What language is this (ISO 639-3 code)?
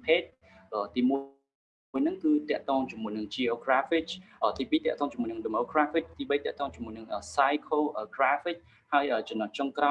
vie